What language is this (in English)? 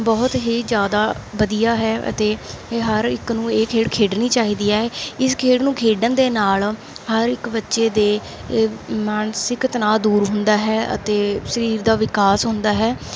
Punjabi